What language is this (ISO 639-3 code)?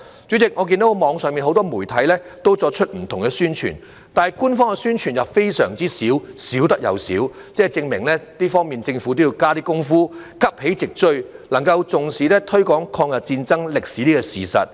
yue